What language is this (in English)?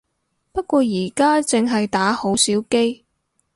Cantonese